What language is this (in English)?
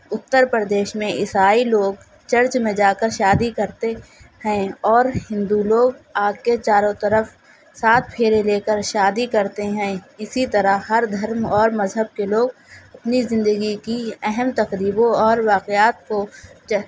Urdu